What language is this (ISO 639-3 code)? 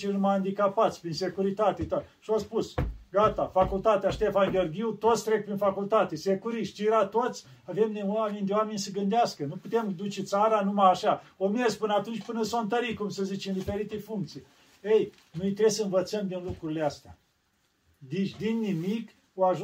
ron